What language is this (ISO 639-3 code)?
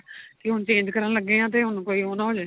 pan